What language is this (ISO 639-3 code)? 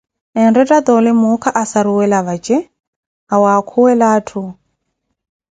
eko